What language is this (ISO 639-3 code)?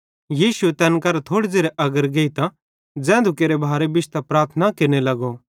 bhd